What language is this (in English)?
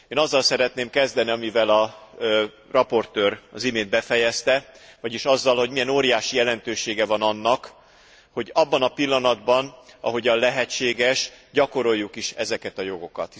Hungarian